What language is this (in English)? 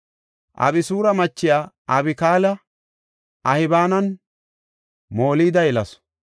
Gofa